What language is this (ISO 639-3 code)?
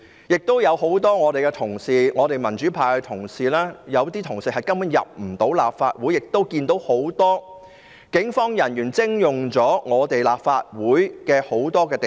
yue